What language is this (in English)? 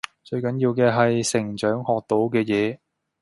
Cantonese